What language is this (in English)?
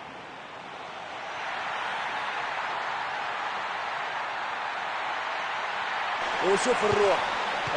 Arabic